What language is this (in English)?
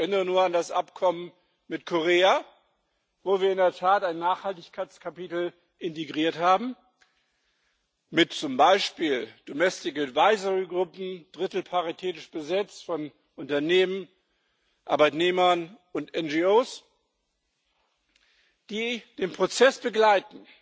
German